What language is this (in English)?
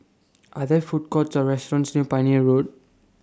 English